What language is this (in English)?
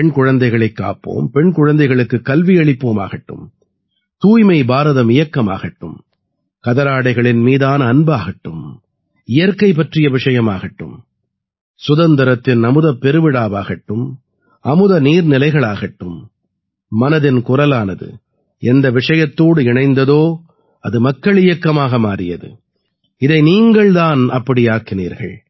Tamil